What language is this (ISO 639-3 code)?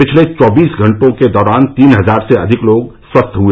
hin